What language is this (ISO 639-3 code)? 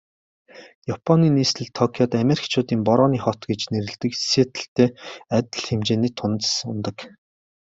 mon